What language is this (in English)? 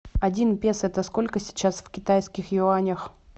Russian